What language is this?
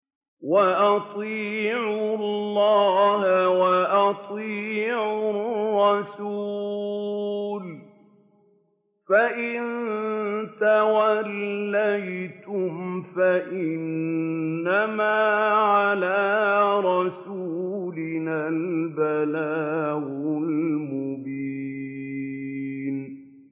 Arabic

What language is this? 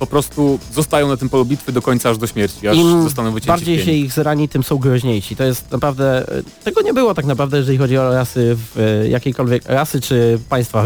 Polish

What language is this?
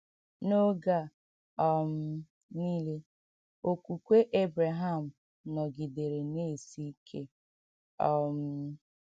Igbo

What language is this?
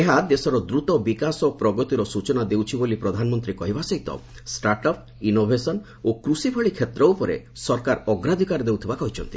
Odia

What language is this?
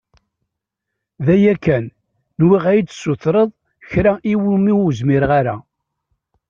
Kabyle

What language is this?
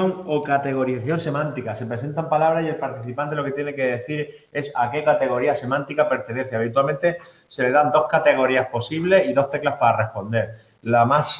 Spanish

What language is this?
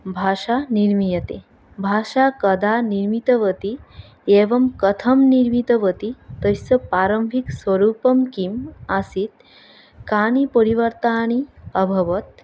Sanskrit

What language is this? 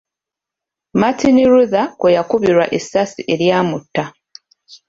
Ganda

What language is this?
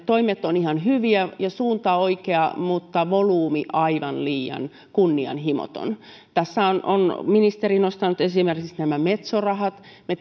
Finnish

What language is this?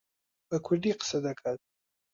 Central Kurdish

